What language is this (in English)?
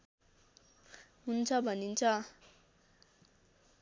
Nepali